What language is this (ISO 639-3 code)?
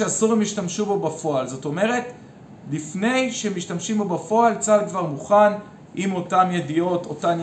heb